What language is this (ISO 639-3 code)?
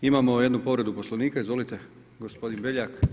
hrv